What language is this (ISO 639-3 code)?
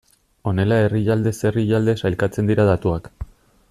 eus